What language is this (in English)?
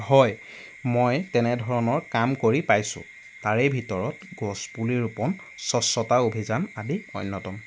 Assamese